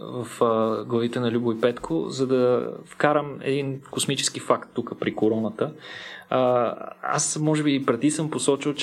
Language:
Bulgarian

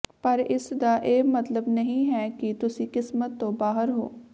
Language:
Punjabi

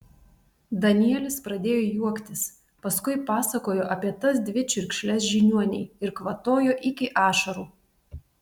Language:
Lithuanian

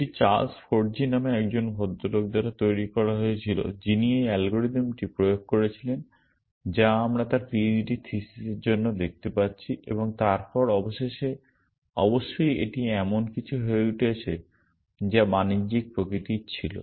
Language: Bangla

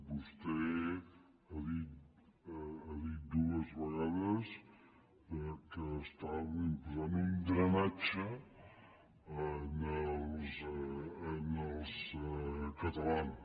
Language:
Catalan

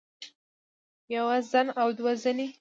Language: Pashto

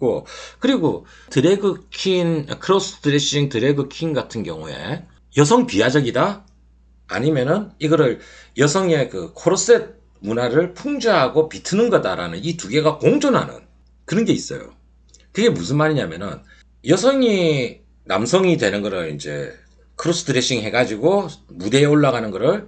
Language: Korean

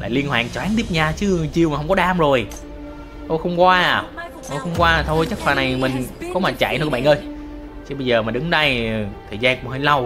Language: Vietnamese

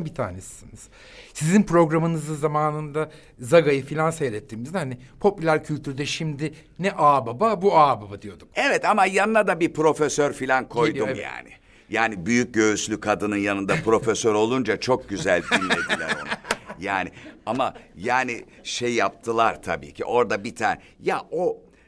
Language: Turkish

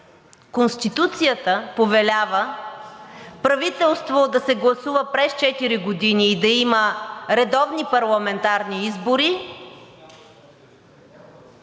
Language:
Bulgarian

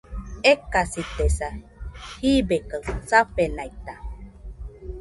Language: Nüpode Huitoto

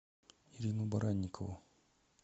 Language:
Russian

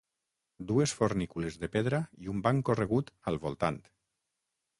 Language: Catalan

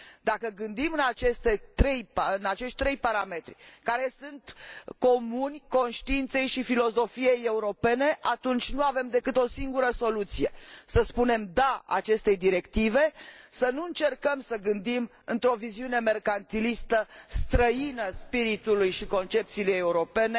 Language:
Romanian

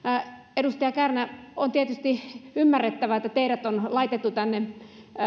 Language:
Finnish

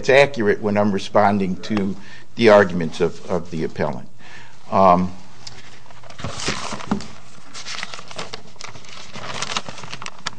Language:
English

